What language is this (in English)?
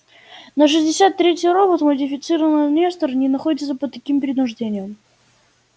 Russian